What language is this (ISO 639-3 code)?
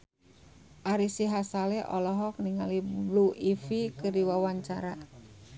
sun